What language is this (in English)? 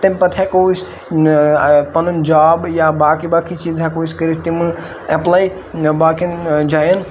Kashmiri